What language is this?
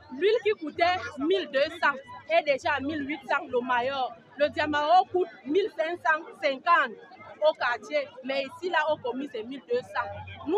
French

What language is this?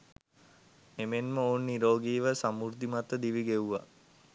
Sinhala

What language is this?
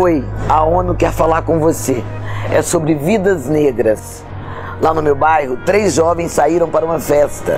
Portuguese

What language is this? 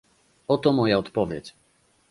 Polish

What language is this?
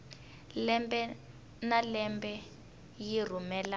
Tsonga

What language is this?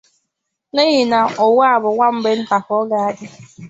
Igbo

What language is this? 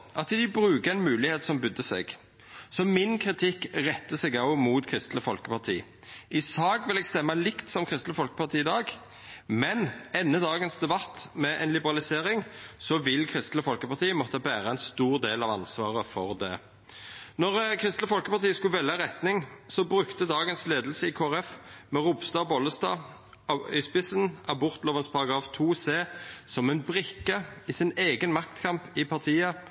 Norwegian Nynorsk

